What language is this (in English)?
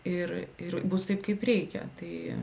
Lithuanian